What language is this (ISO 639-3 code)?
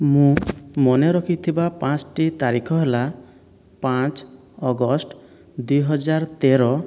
ori